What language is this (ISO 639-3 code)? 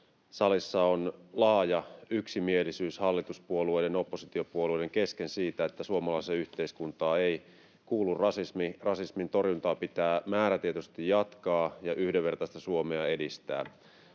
fin